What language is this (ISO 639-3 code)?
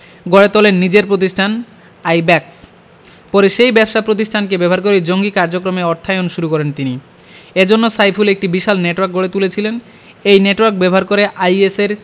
ben